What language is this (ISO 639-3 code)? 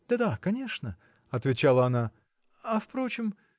rus